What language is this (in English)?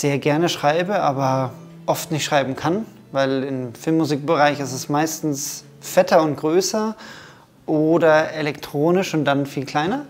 German